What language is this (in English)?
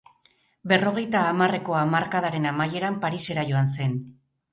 Basque